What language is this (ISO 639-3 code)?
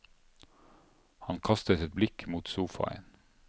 nor